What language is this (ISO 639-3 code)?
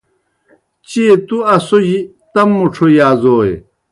plk